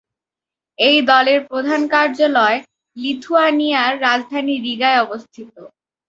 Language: Bangla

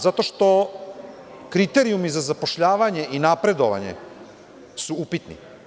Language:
Serbian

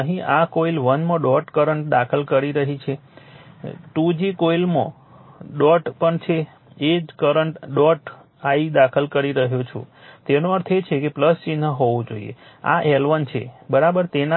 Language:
Gujarati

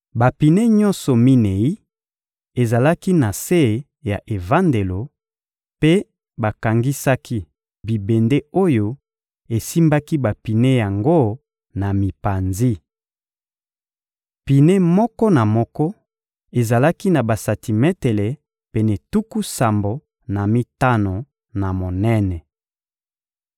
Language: Lingala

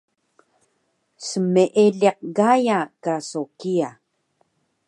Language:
Taroko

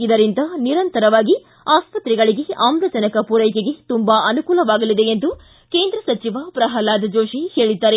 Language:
Kannada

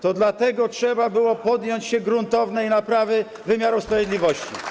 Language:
Polish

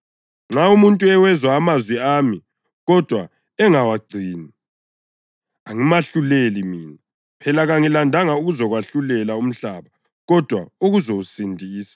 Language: North Ndebele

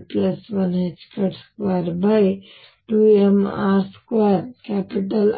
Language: Kannada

